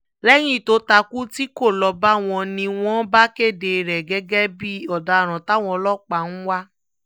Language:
Yoruba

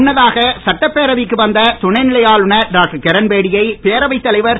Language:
Tamil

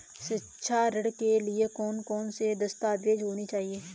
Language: Hindi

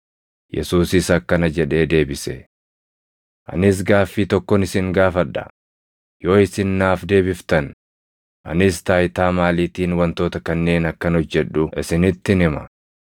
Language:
Oromo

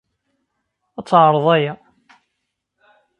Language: Kabyle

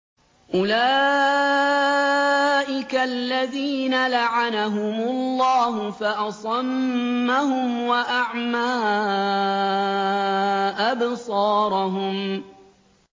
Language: Arabic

